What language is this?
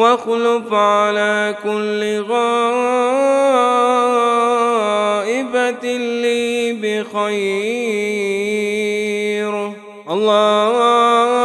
Arabic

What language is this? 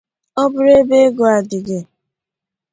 Igbo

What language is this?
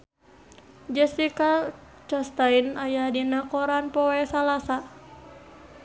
Sundanese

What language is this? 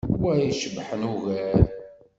Kabyle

